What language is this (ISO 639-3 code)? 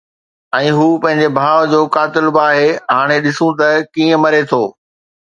snd